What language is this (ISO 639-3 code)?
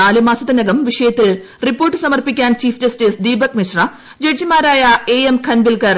mal